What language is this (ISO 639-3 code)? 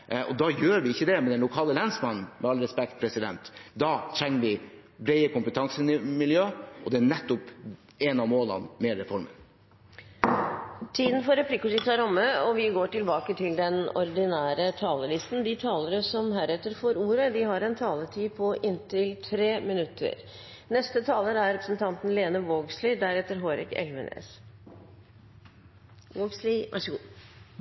nor